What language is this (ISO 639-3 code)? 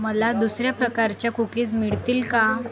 mar